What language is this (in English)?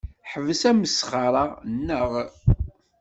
Kabyle